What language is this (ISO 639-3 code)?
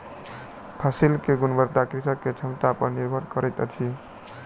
mai